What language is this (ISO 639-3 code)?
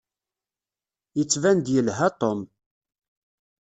kab